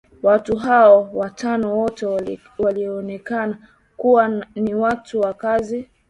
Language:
Swahili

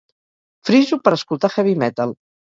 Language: Catalan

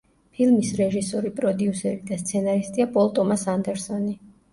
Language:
Georgian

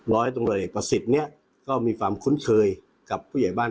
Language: Thai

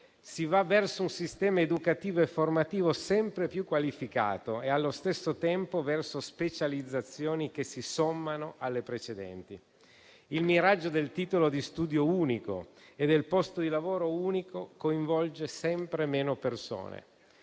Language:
Italian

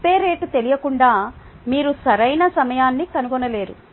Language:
Telugu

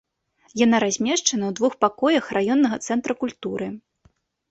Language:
Belarusian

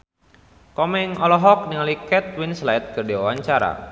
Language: Sundanese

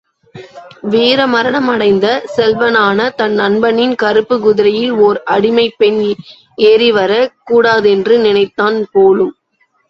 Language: Tamil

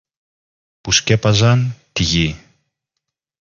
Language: Greek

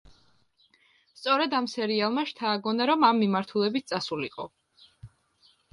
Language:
Georgian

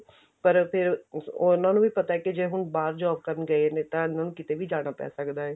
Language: Punjabi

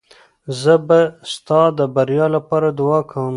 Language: Pashto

